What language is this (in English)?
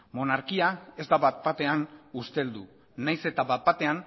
Basque